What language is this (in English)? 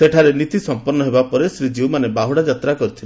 Odia